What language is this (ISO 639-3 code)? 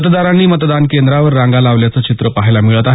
mar